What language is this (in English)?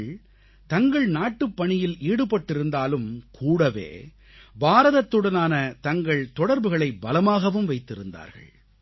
Tamil